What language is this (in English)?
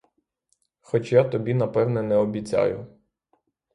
Ukrainian